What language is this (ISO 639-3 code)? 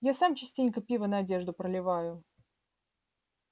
rus